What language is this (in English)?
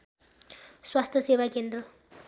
Nepali